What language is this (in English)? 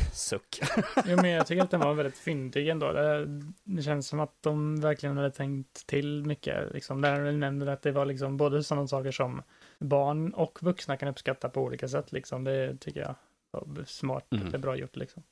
Swedish